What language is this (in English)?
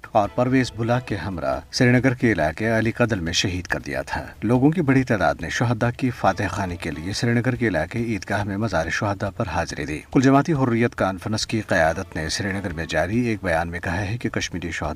Urdu